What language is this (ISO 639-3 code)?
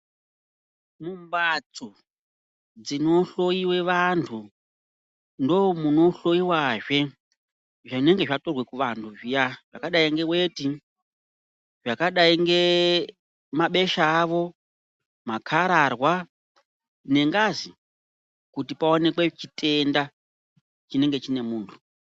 ndc